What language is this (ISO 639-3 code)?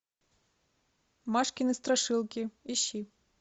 rus